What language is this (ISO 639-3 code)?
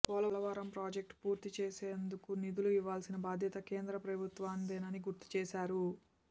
tel